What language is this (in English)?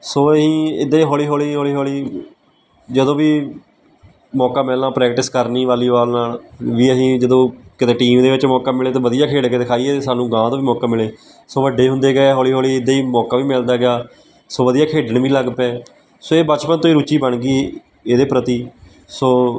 Punjabi